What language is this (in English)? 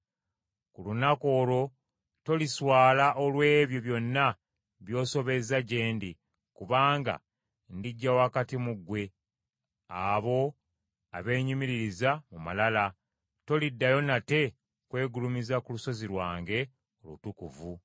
Ganda